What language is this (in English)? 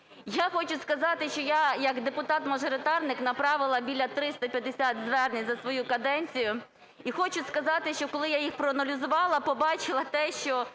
Ukrainian